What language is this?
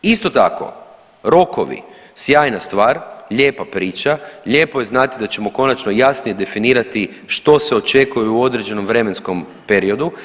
Croatian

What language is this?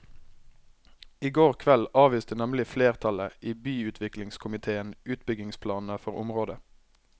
Norwegian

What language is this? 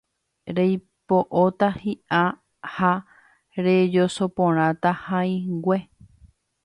Guarani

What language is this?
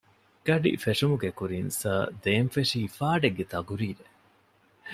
Divehi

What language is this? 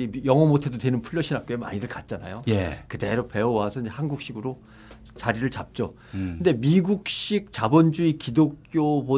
Korean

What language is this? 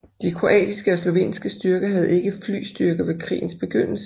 Danish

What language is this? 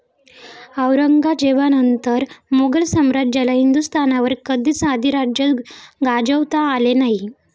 Marathi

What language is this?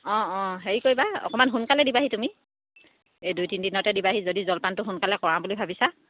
Assamese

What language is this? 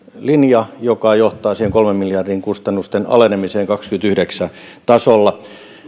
Finnish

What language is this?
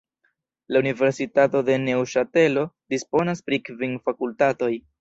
Esperanto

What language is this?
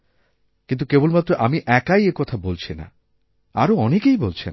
Bangla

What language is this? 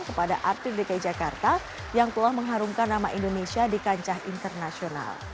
Indonesian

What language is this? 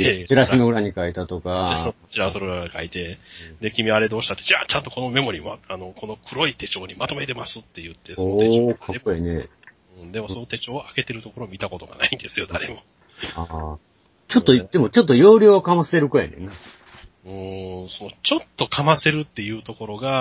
Japanese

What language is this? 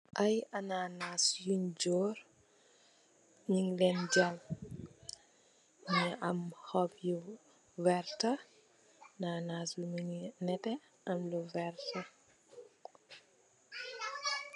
Wolof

